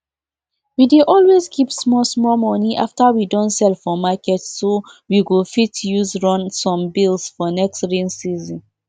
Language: Nigerian Pidgin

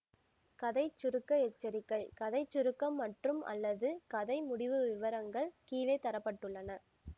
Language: Tamil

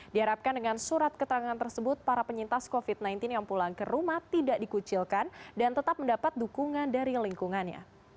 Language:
Indonesian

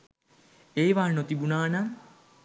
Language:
Sinhala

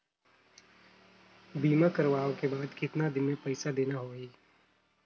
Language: Chhattisgarhi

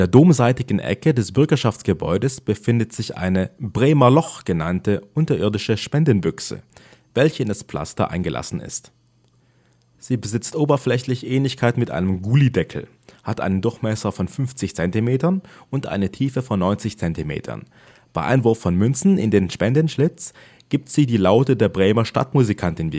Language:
German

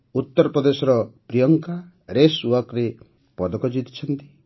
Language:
Odia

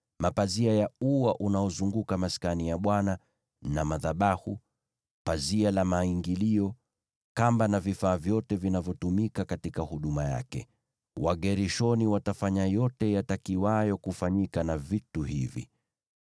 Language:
Swahili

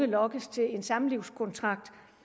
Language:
Danish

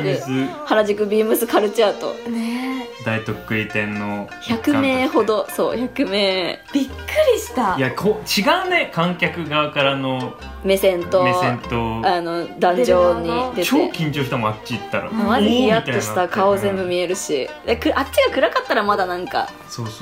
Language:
Japanese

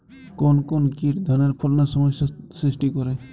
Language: Bangla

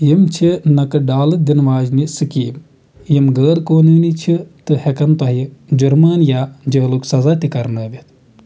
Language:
Kashmiri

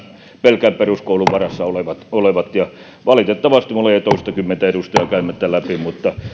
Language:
Finnish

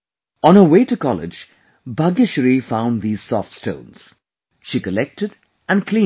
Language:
English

